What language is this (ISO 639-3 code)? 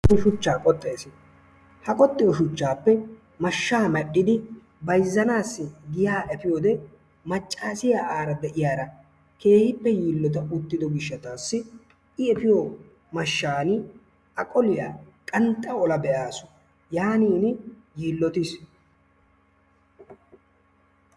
wal